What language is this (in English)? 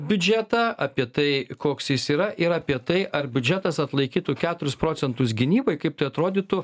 Lithuanian